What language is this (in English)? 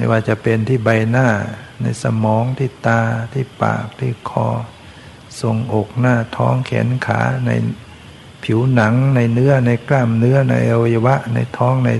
Thai